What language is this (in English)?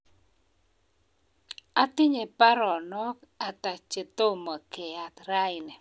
Kalenjin